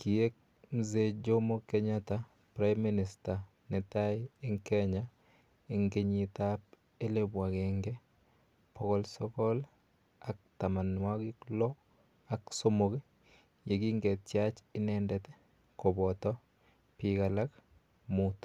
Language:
Kalenjin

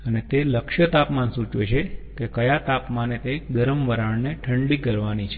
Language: Gujarati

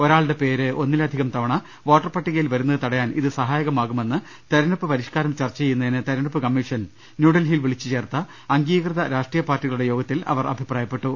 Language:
Malayalam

